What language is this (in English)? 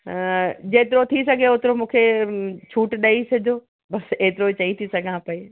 Sindhi